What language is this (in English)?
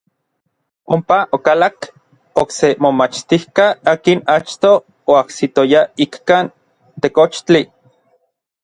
Orizaba Nahuatl